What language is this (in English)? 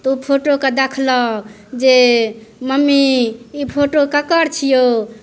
Maithili